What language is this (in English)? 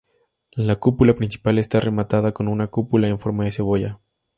Spanish